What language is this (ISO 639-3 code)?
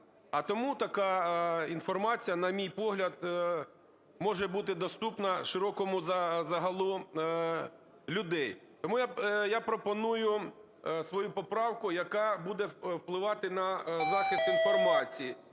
ukr